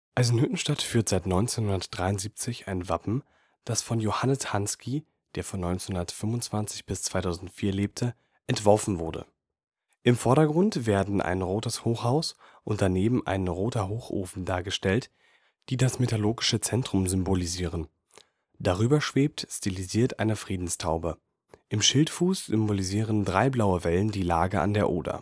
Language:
German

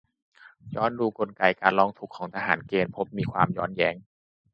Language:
Thai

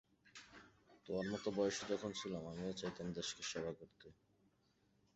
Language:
Bangla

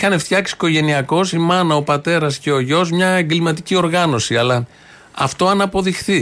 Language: Greek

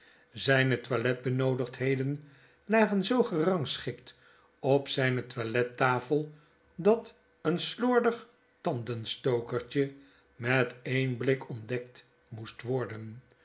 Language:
Dutch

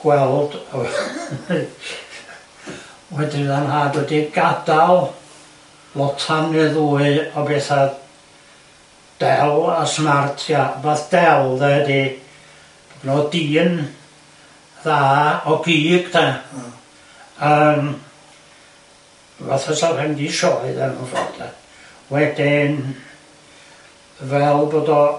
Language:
Welsh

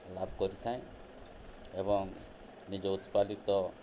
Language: Odia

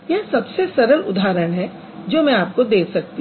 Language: Hindi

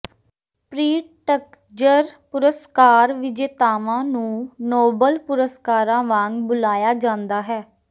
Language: Punjabi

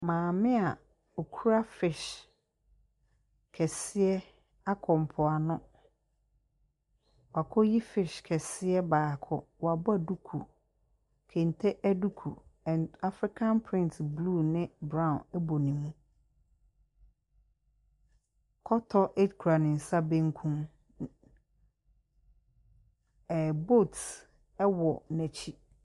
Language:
Akan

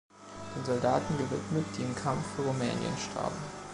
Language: German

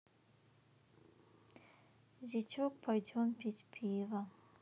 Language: Russian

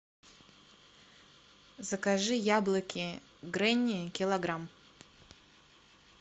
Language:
Russian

